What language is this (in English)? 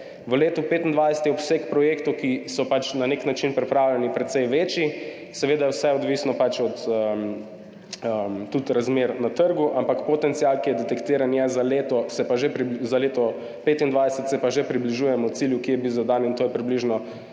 Slovenian